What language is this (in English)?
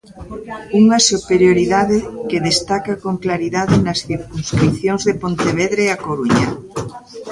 Galician